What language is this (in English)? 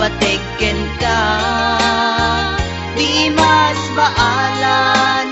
Vietnamese